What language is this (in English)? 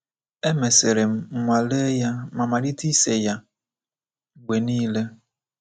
Igbo